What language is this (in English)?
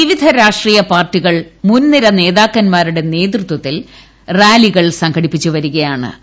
Malayalam